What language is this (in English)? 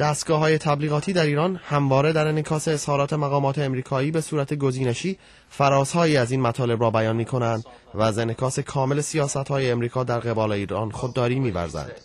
Persian